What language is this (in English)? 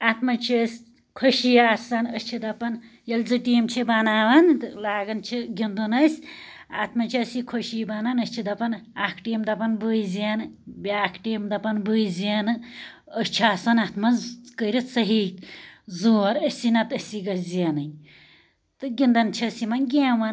Kashmiri